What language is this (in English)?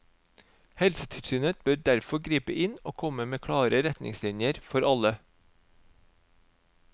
Norwegian